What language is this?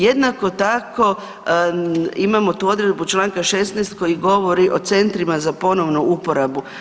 Croatian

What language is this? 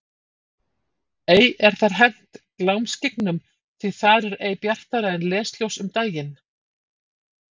Icelandic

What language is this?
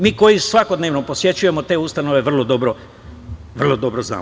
Serbian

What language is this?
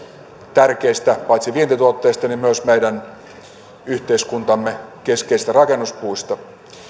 Finnish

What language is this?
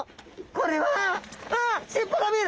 Japanese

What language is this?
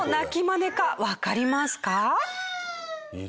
Japanese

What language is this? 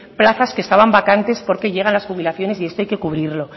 Spanish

